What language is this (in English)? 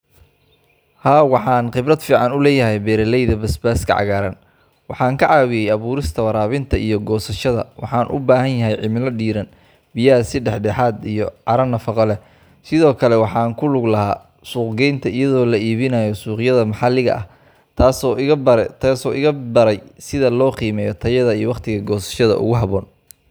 Somali